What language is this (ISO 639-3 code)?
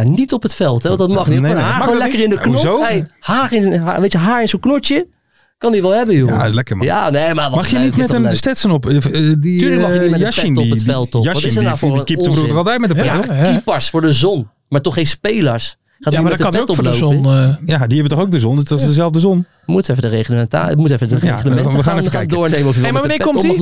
nld